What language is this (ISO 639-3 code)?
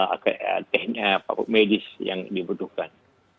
ind